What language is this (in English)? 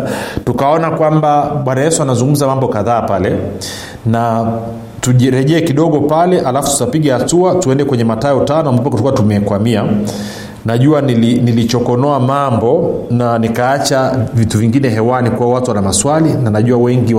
Swahili